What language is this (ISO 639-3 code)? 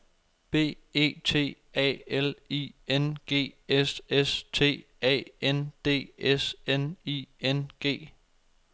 dan